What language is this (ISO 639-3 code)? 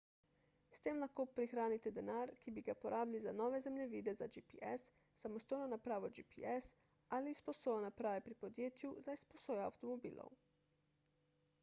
slv